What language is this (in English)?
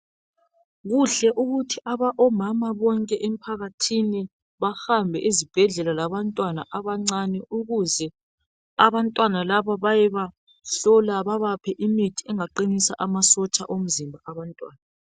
North Ndebele